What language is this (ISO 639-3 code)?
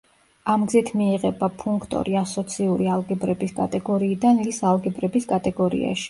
kat